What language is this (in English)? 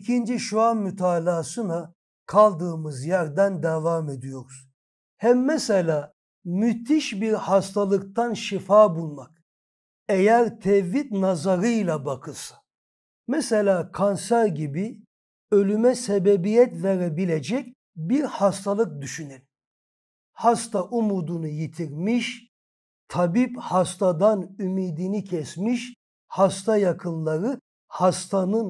Turkish